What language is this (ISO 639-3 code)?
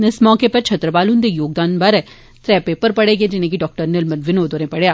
doi